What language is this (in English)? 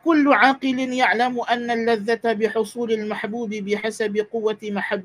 Malay